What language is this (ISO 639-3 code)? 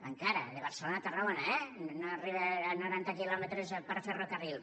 cat